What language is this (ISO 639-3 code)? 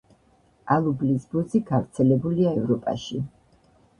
kat